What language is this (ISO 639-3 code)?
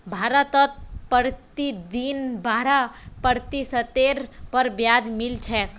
mag